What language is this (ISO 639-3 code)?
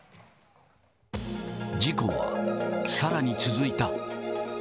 jpn